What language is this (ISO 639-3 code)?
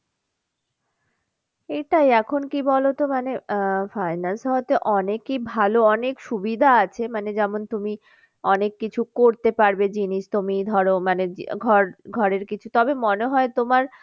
ben